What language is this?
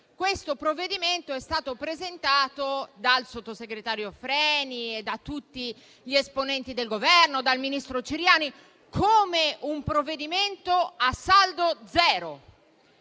Italian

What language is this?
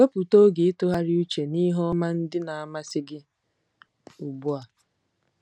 Igbo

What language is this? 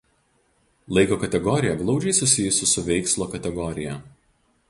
Lithuanian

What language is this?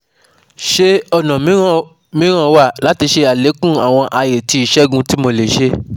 Yoruba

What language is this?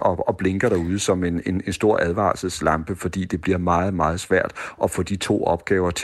Danish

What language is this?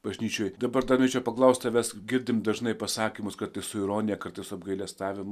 Lithuanian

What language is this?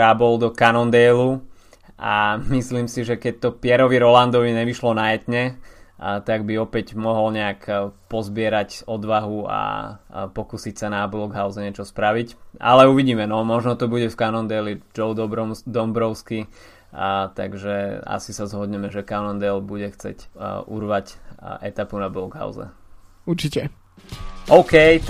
Slovak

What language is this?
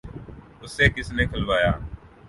Urdu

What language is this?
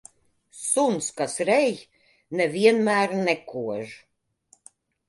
Latvian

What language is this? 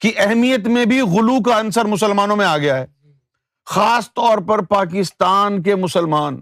Urdu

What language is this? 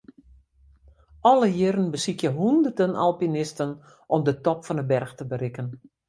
Western Frisian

